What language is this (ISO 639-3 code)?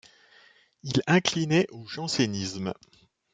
fra